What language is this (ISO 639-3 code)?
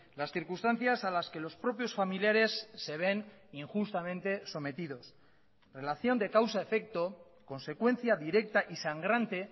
spa